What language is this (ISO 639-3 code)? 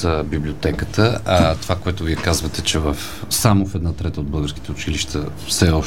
bul